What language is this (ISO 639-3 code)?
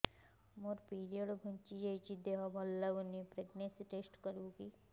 ori